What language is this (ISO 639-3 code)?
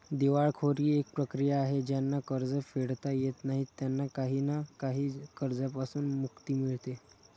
mar